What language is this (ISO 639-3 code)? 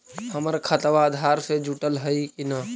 mag